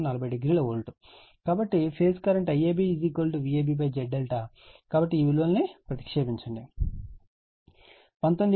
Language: Telugu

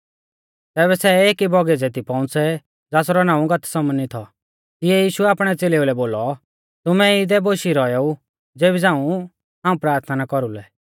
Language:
Mahasu Pahari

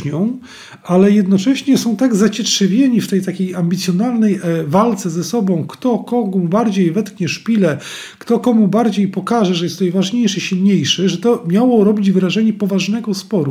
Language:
Polish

